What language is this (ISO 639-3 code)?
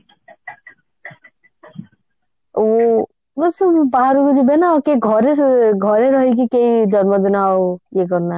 ori